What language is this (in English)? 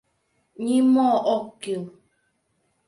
Mari